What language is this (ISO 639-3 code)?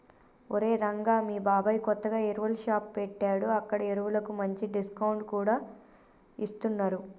tel